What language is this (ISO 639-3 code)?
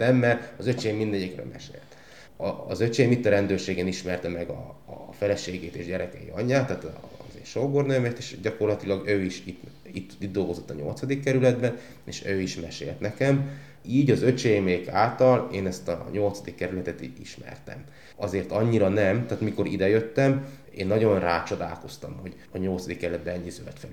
hun